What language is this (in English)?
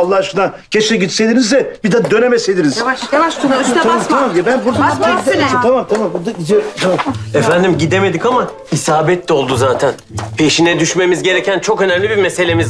Turkish